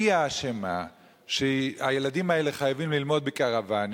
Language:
Hebrew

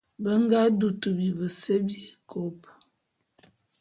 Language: Bulu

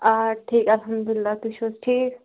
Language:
Kashmiri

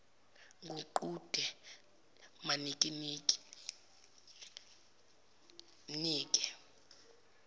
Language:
Zulu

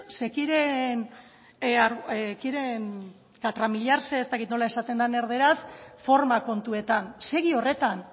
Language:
Basque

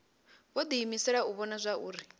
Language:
Venda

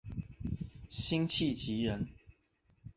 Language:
Chinese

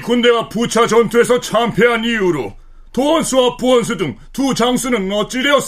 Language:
Korean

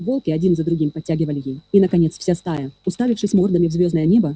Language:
Russian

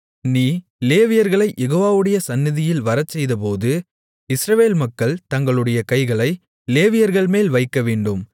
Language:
Tamil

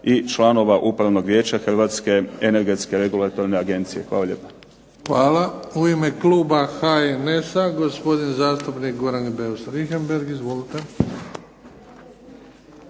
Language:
Croatian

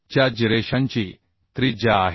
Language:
Marathi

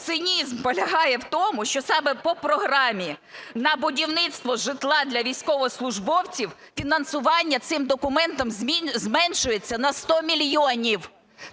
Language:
Ukrainian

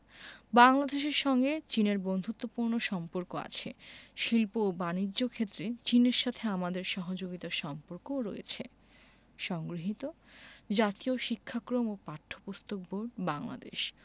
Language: Bangla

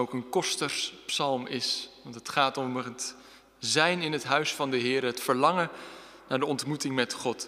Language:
Dutch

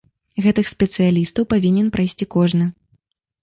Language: Belarusian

